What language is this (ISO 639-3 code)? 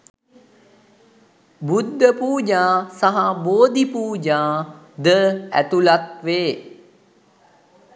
sin